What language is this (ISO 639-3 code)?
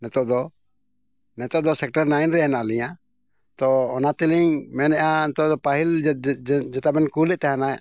sat